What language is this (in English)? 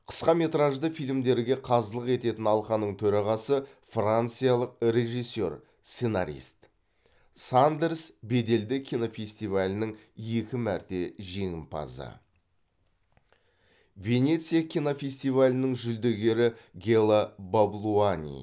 Kazakh